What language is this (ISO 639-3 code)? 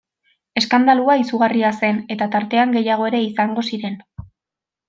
eus